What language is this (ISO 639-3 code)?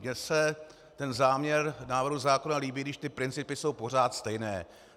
ces